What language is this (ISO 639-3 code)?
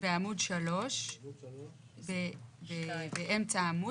heb